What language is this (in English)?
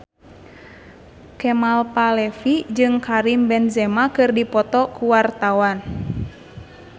Sundanese